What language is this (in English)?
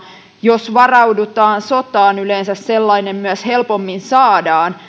Finnish